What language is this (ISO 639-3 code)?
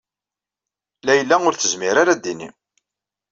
kab